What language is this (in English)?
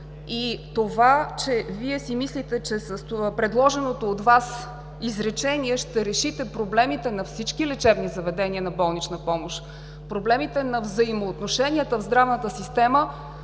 Bulgarian